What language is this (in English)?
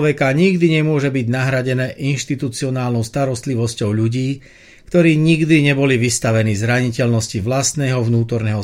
Slovak